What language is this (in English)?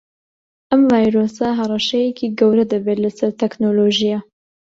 Central Kurdish